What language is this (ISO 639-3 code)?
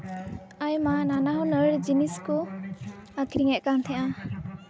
sat